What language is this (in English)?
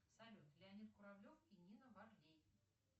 Russian